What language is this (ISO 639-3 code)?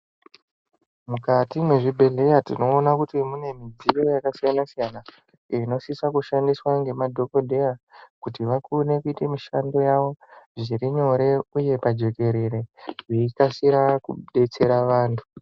ndc